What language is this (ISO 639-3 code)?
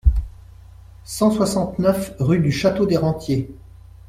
fra